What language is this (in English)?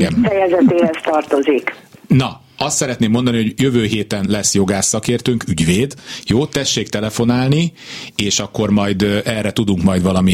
Hungarian